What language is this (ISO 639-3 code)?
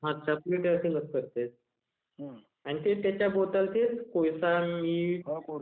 mar